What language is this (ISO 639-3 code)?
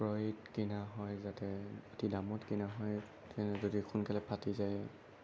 asm